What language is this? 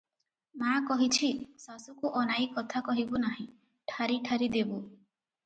Odia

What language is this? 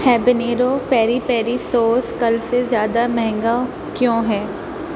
Urdu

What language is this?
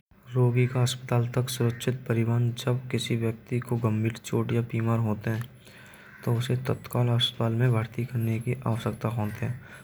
Braj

